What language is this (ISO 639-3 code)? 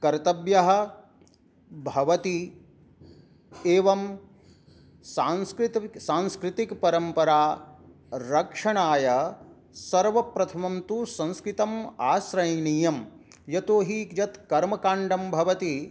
san